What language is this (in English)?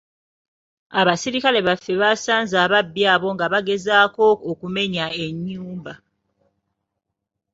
Ganda